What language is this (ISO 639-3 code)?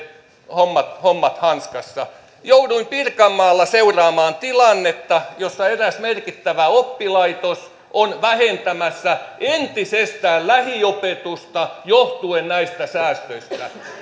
fin